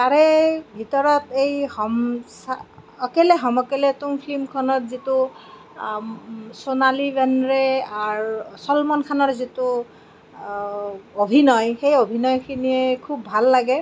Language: Assamese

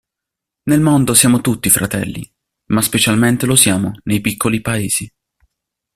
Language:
Italian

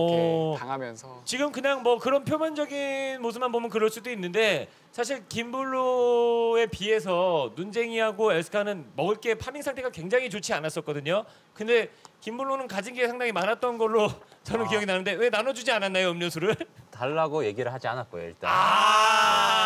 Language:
Korean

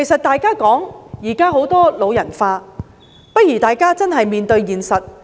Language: Cantonese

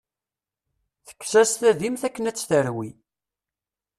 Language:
Kabyle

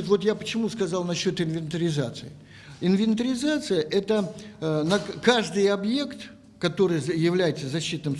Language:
Russian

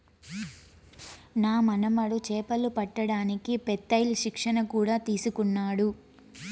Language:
Telugu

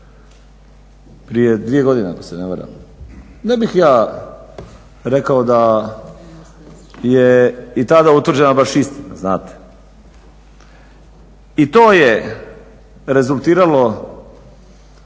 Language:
Croatian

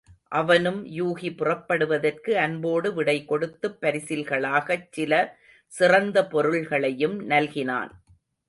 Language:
Tamil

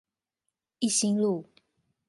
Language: Chinese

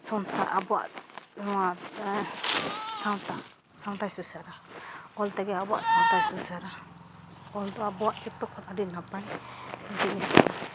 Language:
Santali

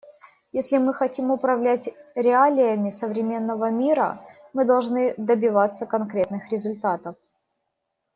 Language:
Russian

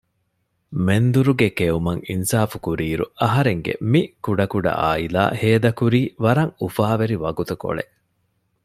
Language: Divehi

